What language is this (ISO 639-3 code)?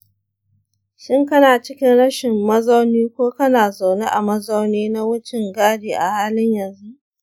hau